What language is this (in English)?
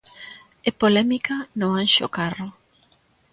Galician